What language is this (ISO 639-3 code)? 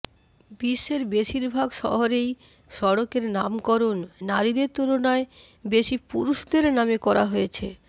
ben